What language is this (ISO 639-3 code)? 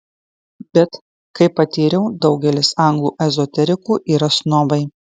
lit